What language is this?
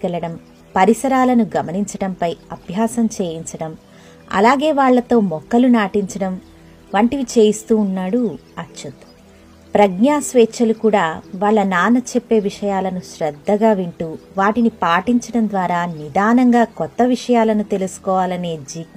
Telugu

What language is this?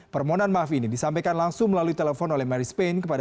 Indonesian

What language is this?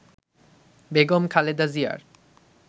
Bangla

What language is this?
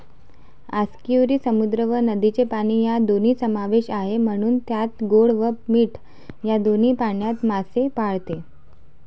Marathi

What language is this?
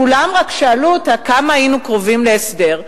Hebrew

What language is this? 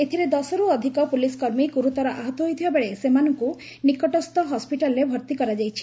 Odia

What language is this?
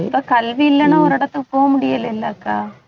Tamil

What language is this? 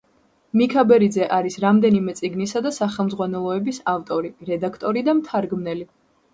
Georgian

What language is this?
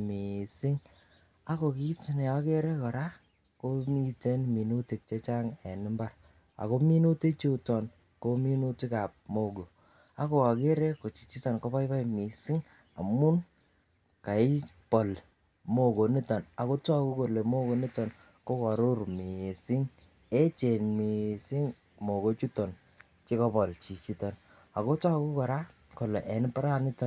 Kalenjin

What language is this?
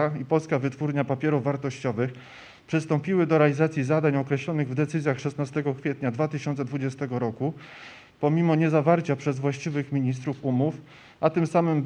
Polish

